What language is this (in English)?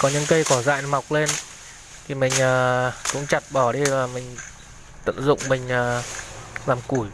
Vietnamese